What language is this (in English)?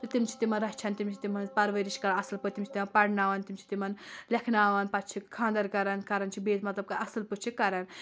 Kashmiri